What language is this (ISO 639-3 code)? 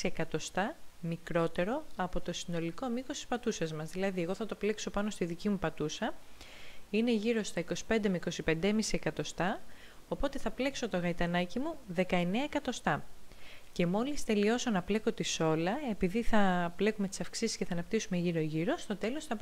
ell